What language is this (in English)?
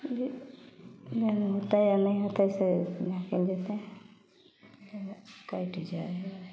Maithili